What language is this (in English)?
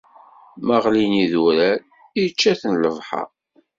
Kabyle